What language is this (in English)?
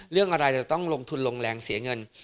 Thai